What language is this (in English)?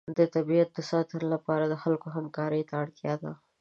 Pashto